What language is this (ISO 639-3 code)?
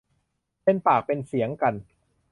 tha